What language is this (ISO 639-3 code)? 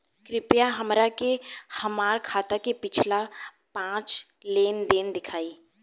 bho